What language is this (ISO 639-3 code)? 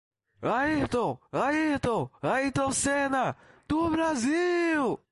por